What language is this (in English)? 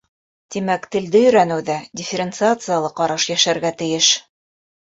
Bashkir